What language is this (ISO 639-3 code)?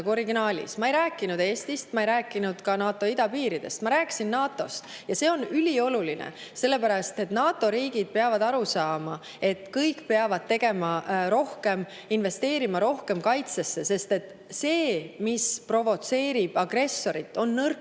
est